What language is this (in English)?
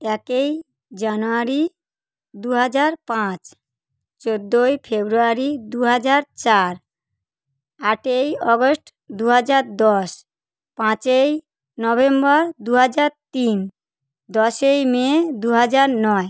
Bangla